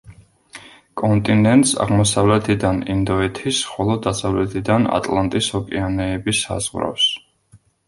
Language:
Georgian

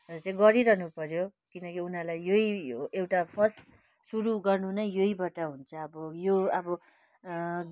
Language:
Nepali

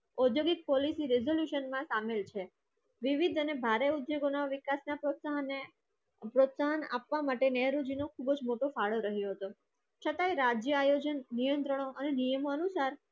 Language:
Gujarati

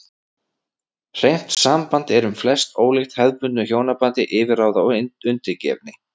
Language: Icelandic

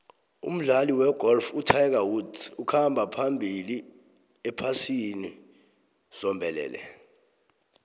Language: South Ndebele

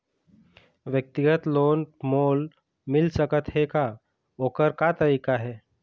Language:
Chhattisgarhi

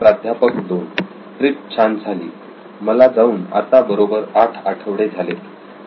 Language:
Marathi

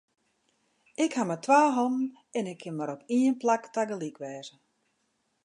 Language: Western Frisian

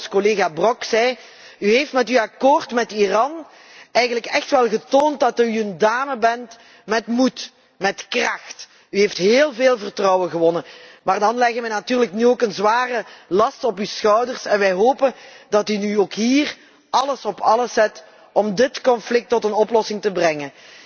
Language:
Dutch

